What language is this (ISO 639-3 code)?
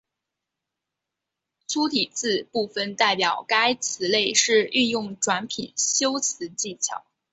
zho